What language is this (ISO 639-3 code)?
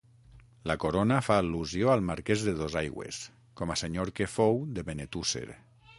cat